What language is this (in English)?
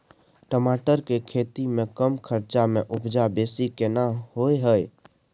Maithili